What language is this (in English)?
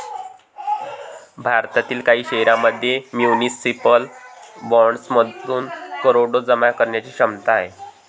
Marathi